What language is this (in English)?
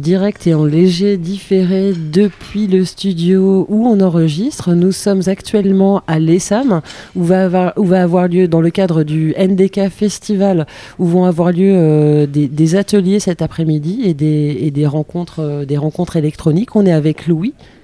French